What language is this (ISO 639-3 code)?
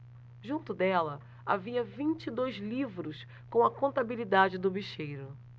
por